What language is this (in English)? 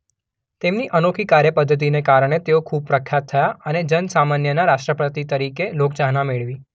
Gujarati